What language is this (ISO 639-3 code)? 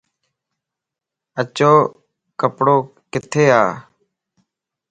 lss